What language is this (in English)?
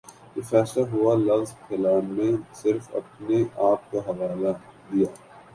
Urdu